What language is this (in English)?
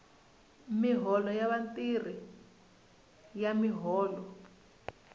Tsonga